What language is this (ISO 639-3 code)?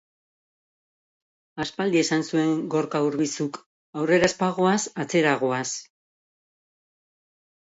eus